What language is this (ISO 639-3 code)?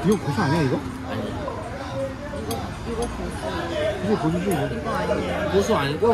kor